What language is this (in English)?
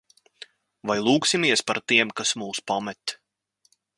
Latvian